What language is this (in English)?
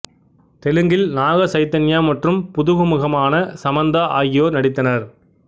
Tamil